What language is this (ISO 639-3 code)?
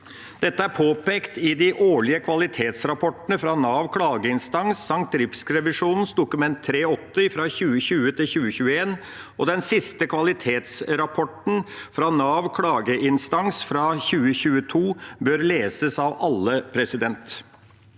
nor